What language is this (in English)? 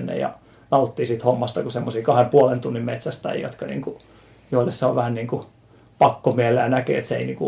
Finnish